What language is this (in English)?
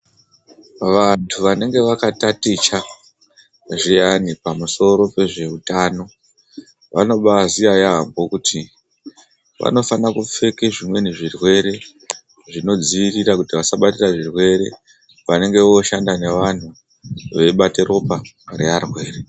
Ndau